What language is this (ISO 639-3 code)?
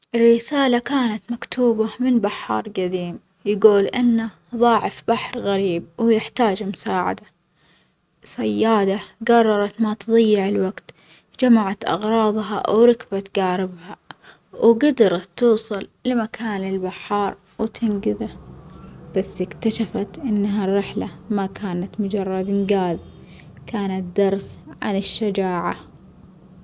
acx